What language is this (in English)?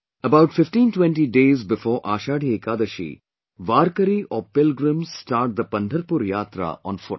English